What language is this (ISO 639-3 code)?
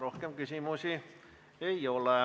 est